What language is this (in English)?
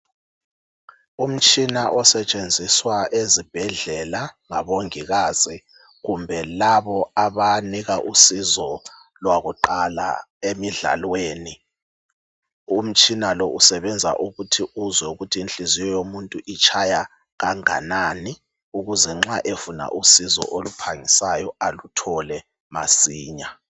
North Ndebele